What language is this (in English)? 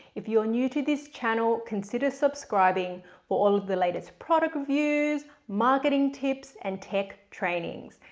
English